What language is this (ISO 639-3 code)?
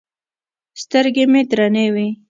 pus